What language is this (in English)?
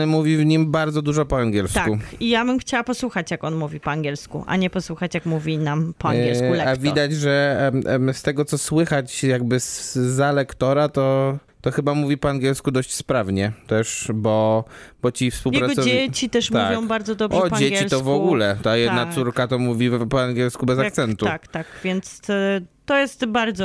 Polish